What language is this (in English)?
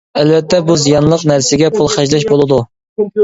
Uyghur